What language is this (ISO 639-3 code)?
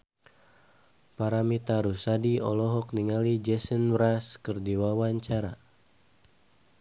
sun